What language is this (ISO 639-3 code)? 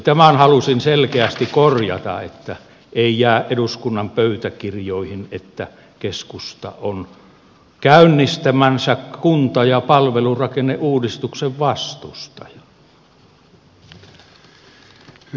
fin